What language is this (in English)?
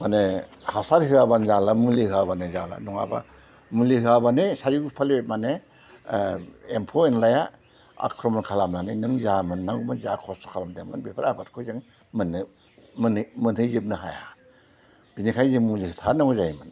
Bodo